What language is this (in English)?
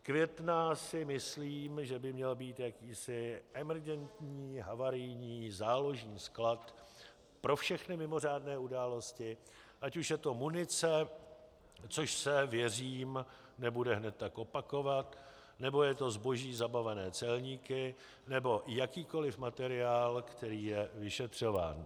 Czech